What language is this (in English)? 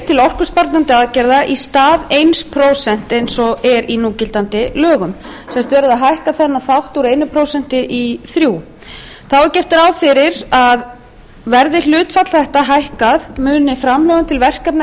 Icelandic